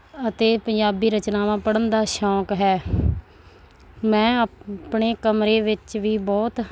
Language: Punjabi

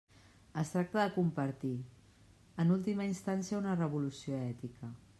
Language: Catalan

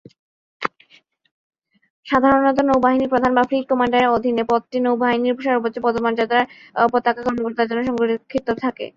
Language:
Bangla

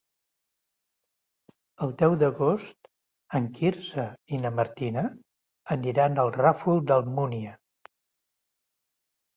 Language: Catalan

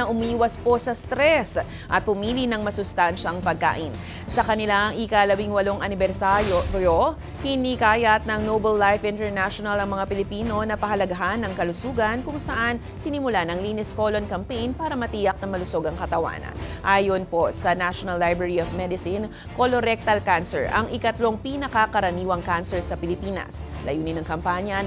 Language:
Filipino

